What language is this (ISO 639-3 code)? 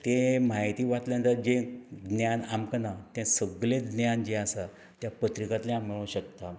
kok